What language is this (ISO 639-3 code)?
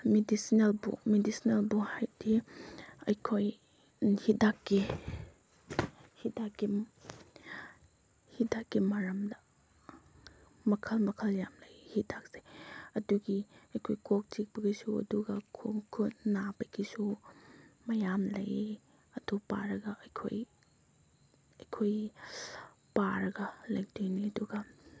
mni